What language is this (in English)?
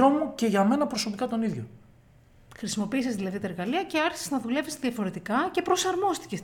Greek